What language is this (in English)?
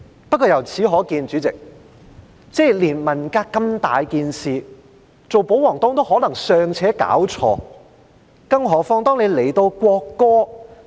Cantonese